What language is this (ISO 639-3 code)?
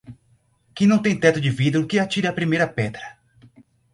por